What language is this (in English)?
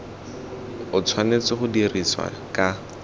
Tswana